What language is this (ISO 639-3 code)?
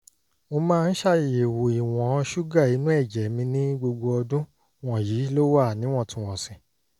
yor